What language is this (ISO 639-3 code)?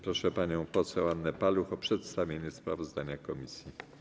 pol